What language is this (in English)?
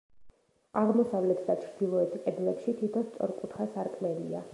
Georgian